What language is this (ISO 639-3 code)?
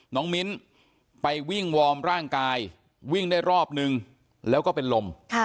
tha